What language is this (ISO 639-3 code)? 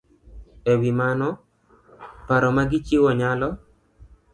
luo